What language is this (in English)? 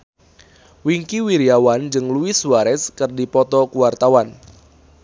Sundanese